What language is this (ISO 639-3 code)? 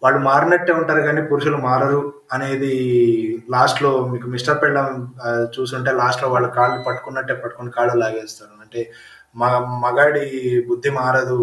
tel